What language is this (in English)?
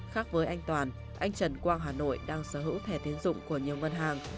Vietnamese